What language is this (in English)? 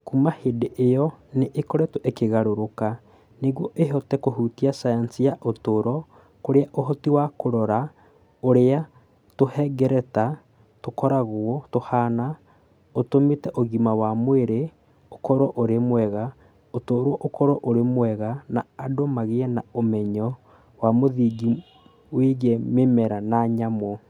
Kikuyu